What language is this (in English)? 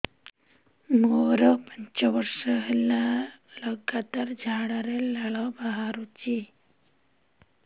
Odia